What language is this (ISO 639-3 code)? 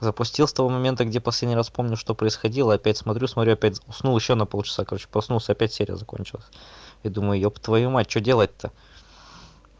rus